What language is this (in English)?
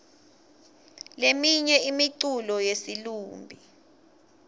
Swati